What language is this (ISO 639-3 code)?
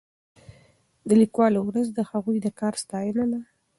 pus